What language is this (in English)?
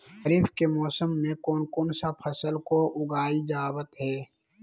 Magahi